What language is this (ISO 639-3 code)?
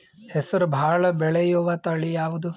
kan